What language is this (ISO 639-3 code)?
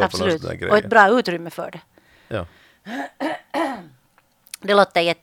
swe